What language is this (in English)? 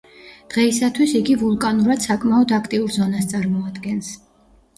Georgian